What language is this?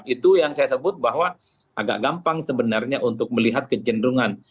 Indonesian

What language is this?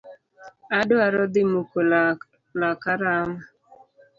Luo (Kenya and Tanzania)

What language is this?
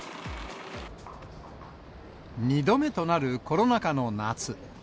Japanese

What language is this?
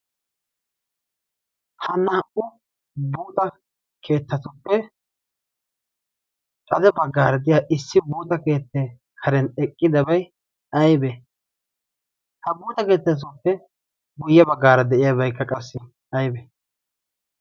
Wolaytta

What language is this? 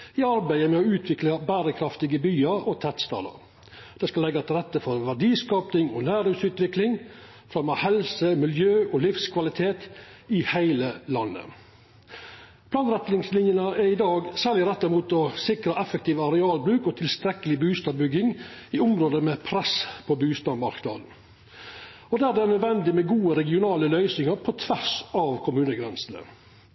Norwegian Nynorsk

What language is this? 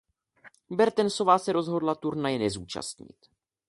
Czech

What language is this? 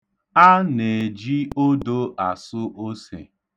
Igbo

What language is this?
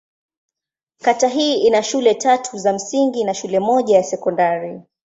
Swahili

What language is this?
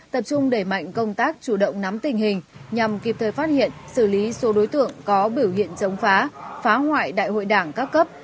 Vietnamese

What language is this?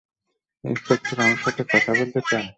Bangla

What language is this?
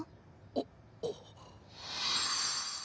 Japanese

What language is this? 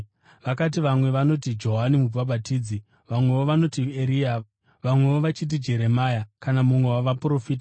Shona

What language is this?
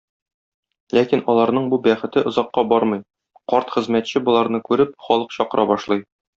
Tatar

